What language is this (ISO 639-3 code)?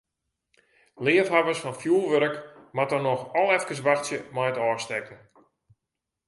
fry